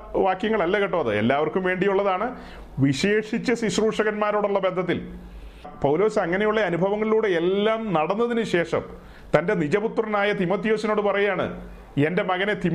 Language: Malayalam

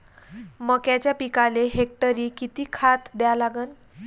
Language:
Marathi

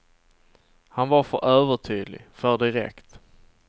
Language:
Swedish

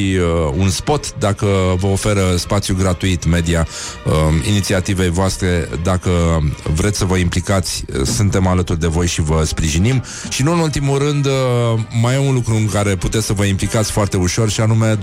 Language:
Romanian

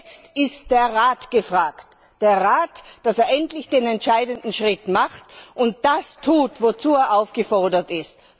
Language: German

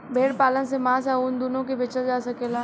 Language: Bhojpuri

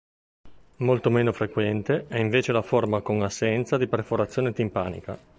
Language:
Italian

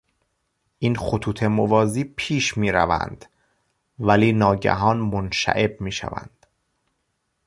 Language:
Persian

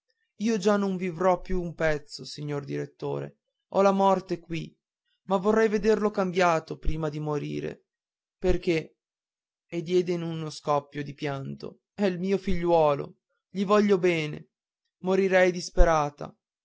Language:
Italian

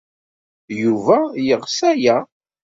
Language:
Kabyle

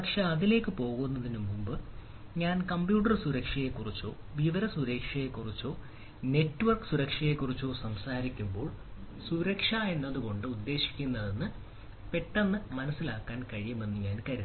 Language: Malayalam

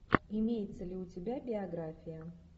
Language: Russian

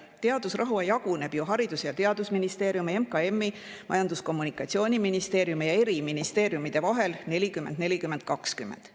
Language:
Estonian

